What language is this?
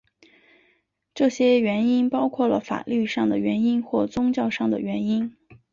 Chinese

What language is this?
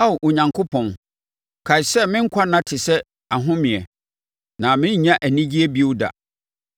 Akan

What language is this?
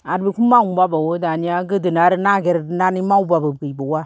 Bodo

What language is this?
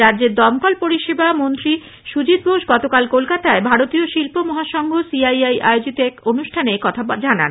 Bangla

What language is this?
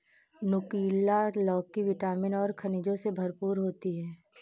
Hindi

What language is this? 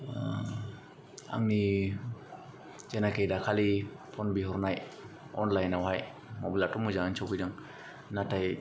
Bodo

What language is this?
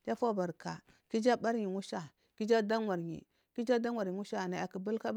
Marghi South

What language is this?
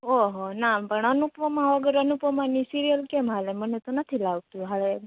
Gujarati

